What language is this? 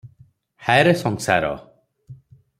Odia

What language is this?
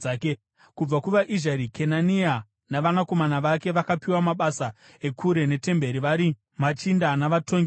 Shona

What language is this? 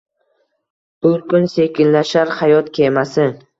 Uzbek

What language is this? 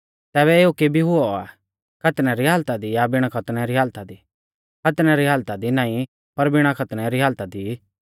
Mahasu Pahari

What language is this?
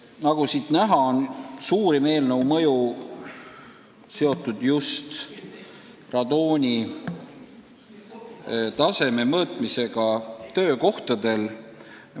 Estonian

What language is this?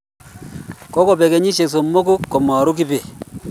Kalenjin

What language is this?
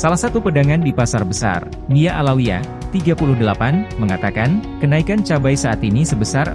Indonesian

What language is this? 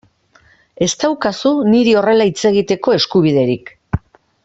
Basque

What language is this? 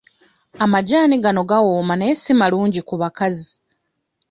Ganda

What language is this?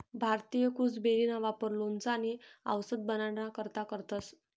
Marathi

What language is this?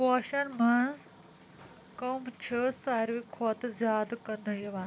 Kashmiri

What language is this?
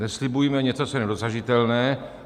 Czech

